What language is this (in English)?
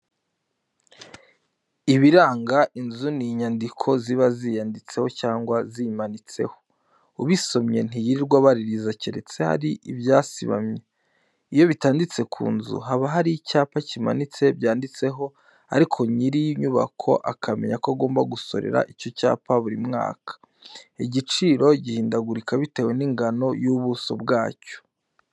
Kinyarwanda